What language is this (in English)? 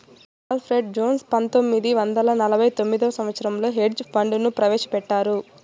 Telugu